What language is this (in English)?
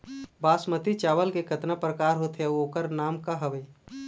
Chhattisgarhi